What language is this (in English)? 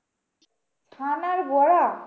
Bangla